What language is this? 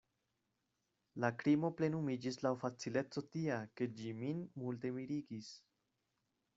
Esperanto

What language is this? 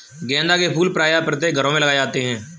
Hindi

